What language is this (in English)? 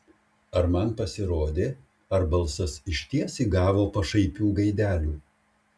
Lithuanian